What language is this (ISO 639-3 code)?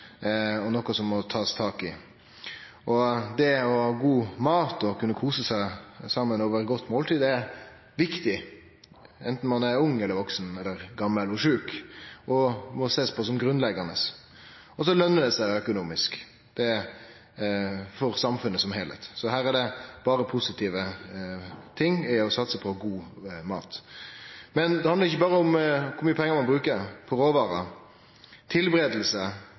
nno